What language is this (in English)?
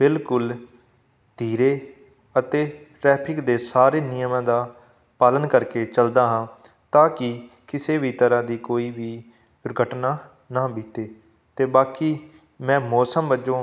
Punjabi